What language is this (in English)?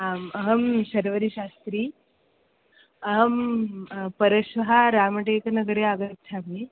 Sanskrit